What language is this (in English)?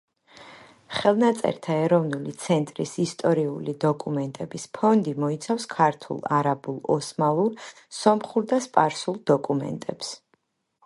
Georgian